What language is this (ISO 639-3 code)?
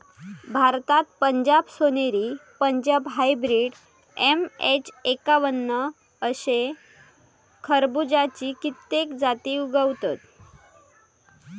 mar